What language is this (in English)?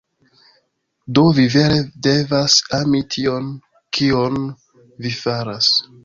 Esperanto